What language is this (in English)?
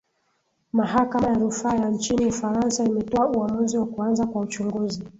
Swahili